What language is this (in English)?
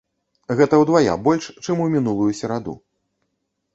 Belarusian